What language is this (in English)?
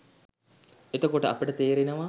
Sinhala